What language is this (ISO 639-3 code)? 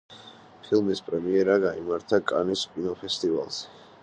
kat